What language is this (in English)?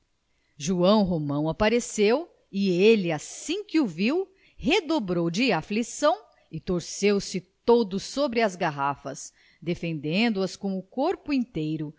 Portuguese